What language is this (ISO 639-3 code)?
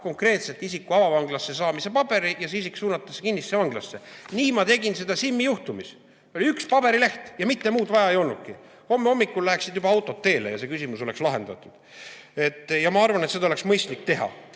est